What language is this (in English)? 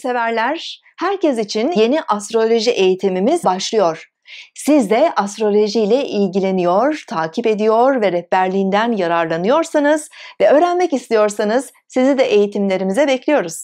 Turkish